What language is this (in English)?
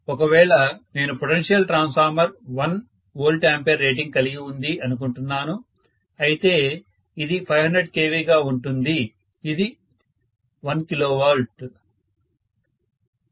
Telugu